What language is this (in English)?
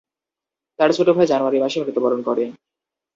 Bangla